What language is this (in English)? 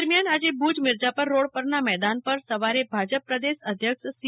Gujarati